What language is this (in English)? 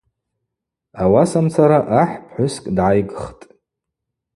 Abaza